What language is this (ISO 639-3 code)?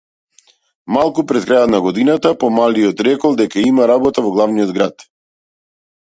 mkd